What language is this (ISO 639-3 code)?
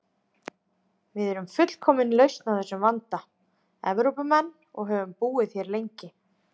isl